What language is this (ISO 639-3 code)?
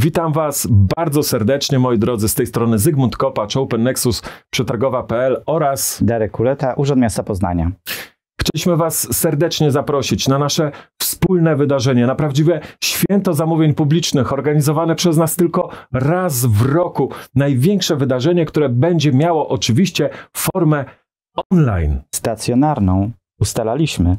pol